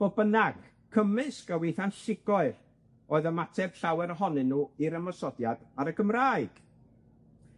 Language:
Welsh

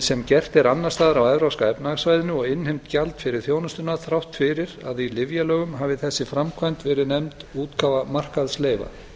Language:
Icelandic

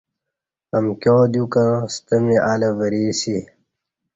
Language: Kati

